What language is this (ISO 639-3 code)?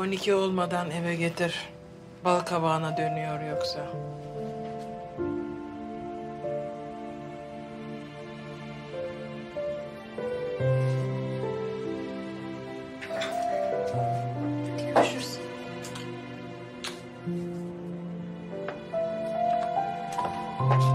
tur